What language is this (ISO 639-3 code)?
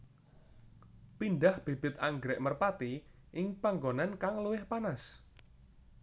jav